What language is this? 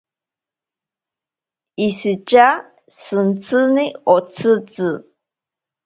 Ashéninka Perené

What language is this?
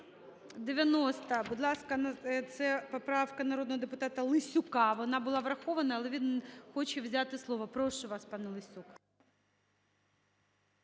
Ukrainian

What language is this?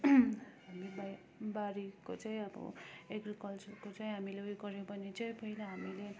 Nepali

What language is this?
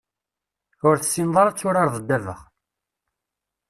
Kabyle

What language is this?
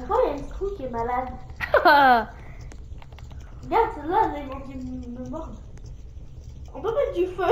French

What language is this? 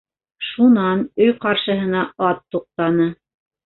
Bashkir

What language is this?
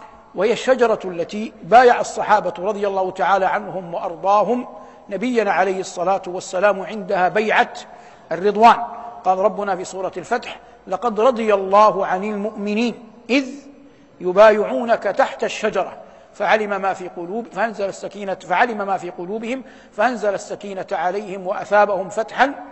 Arabic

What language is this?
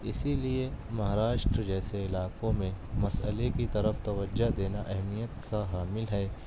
Urdu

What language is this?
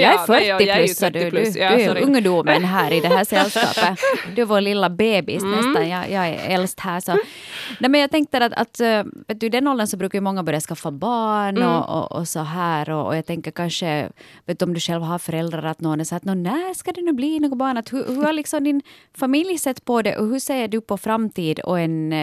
Swedish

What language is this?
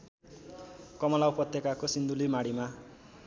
Nepali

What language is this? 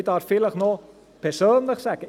Swiss German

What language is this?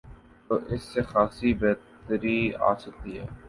Urdu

